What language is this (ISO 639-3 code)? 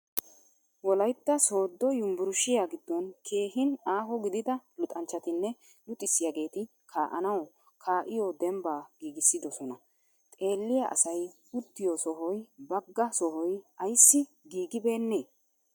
wal